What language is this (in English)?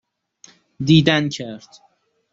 Persian